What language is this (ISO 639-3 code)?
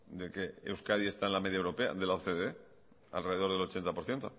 spa